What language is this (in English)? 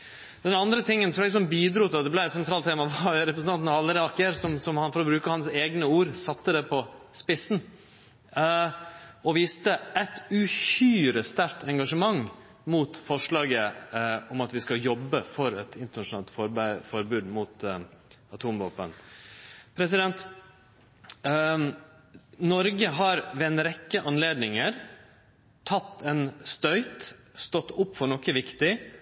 Norwegian Nynorsk